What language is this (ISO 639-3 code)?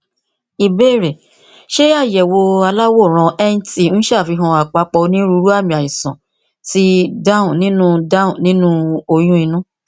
yor